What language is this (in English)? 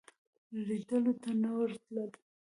Pashto